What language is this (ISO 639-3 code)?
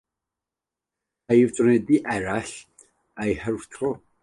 cym